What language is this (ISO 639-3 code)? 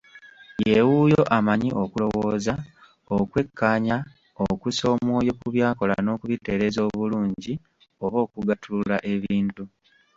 lug